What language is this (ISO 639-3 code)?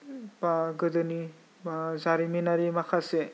brx